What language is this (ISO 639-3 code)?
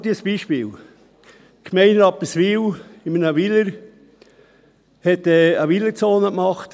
gsw